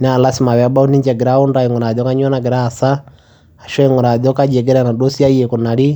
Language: Masai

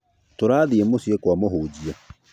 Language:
Kikuyu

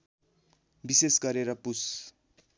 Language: Nepali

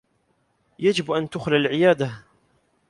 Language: Arabic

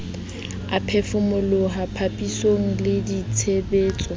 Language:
Southern Sotho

